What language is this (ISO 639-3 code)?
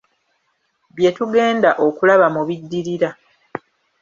lug